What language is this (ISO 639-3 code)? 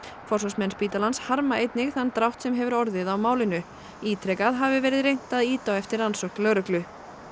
isl